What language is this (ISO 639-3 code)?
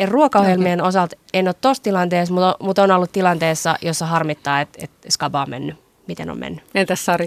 fin